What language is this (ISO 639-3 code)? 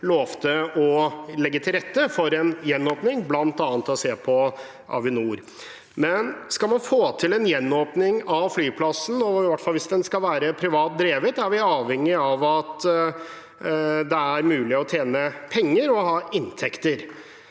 nor